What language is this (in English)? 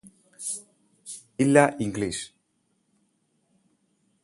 Malayalam